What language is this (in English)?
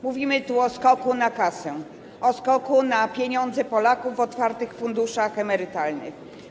Polish